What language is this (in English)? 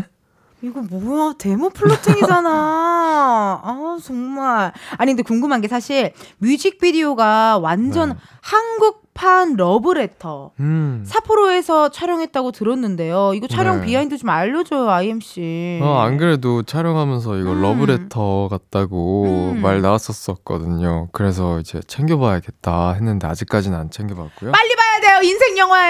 Korean